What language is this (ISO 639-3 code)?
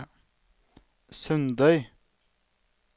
nor